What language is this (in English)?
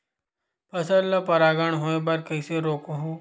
Chhattisgarhi